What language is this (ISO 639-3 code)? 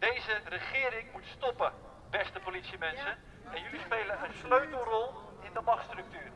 nld